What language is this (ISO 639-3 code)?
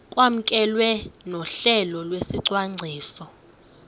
xho